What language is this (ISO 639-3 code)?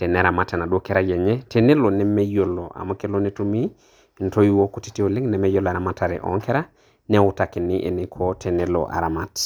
mas